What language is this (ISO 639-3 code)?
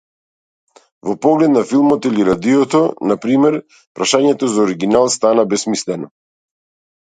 mkd